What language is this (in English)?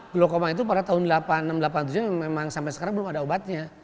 Indonesian